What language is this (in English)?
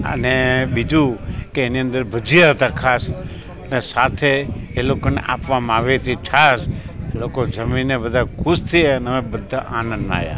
Gujarati